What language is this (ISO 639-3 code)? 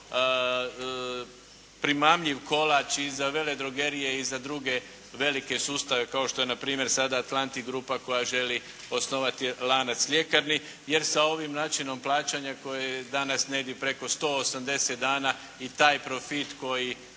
hrv